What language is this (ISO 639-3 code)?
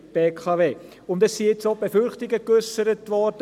gsw